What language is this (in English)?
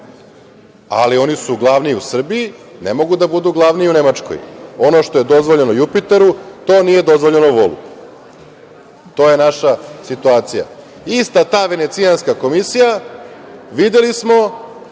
Serbian